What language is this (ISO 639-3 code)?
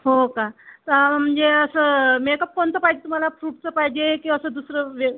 mar